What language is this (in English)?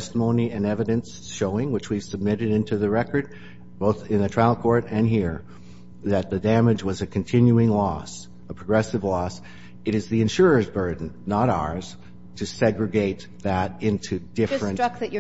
English